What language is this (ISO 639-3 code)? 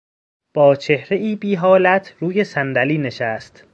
fas